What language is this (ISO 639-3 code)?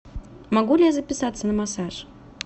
rus